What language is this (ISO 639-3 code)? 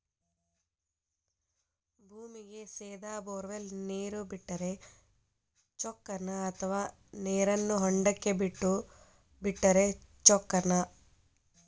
kan